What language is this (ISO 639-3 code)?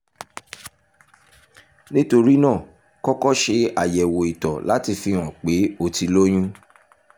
yor